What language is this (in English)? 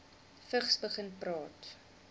Afrikaans